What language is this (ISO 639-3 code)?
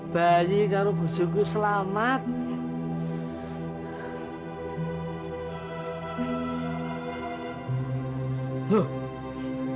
ind